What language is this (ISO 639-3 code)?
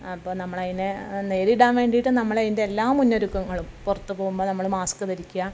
mal